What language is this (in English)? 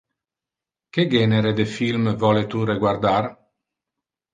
Interlingua